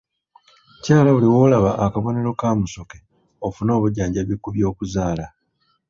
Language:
Ganda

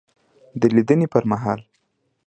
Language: Pashto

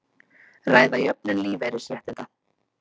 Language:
Icelandic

